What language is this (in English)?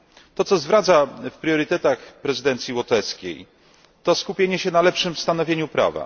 Polish